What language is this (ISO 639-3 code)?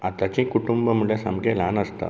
kok